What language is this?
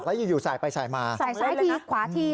Thai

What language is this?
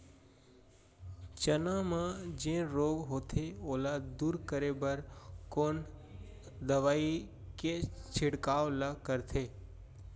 Chhattisgarhi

